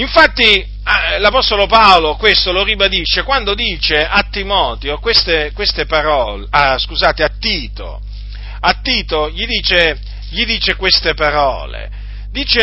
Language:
Italian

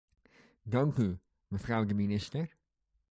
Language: Dutch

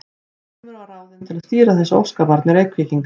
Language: Icelandic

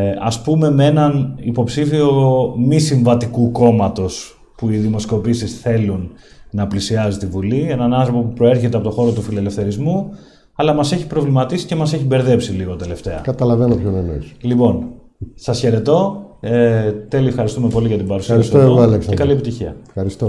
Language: Greek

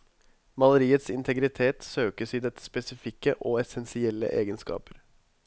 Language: Norwegian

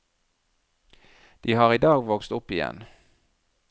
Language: Norwegian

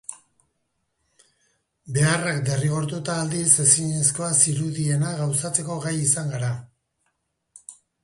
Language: Basque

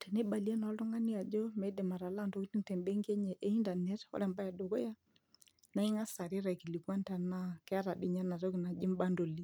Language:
Masai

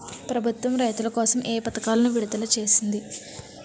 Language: Telugu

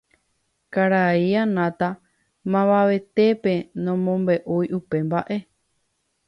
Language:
Guarani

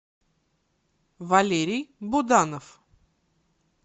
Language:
Russian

